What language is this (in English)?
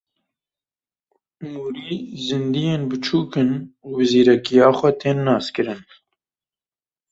Kurdish